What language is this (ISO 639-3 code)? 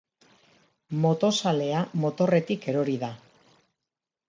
eus